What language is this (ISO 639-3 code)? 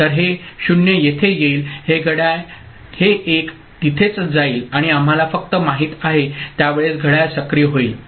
mar